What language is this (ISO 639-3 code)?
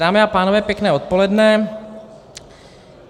ces